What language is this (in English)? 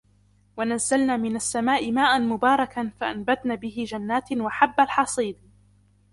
Arabic